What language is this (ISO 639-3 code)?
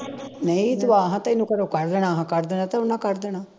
pan